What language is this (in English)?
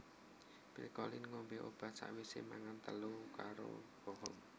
Javanese